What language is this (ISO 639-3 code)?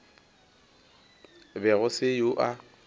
nso